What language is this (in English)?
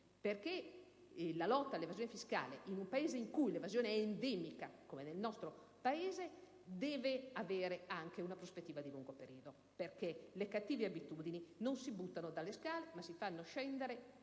Italian